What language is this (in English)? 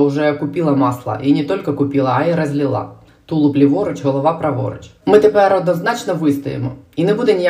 Ukrainian